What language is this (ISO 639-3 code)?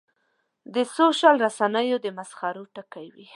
pus